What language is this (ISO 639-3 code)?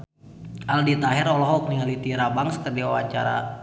sun